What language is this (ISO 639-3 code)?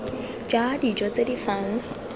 tsn